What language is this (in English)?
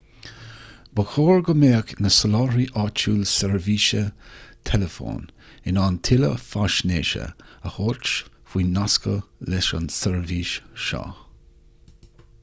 Irish